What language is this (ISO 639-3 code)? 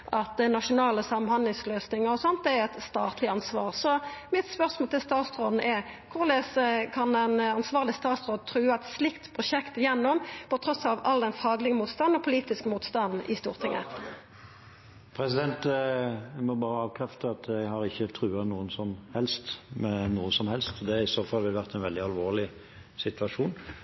nor